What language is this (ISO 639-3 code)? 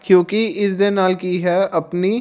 pan